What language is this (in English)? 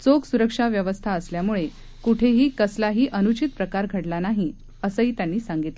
Marathi